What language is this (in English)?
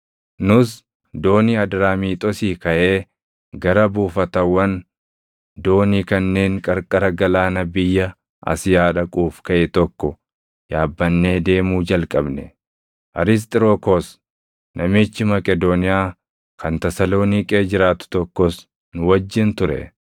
Oromo